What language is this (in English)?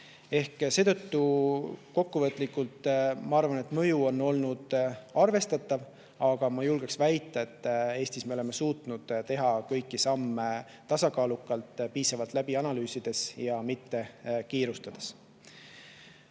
Estonian